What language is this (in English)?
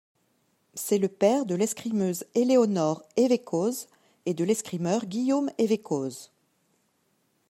French